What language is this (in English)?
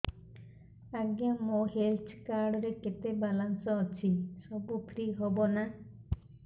Odia